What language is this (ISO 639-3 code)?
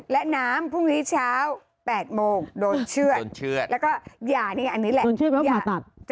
tha